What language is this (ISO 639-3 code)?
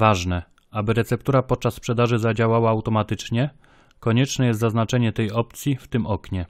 pol